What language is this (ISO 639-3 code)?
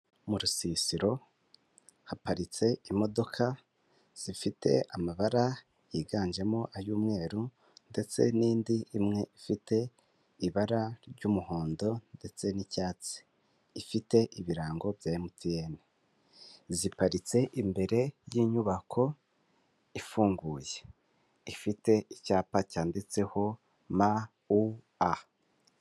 kin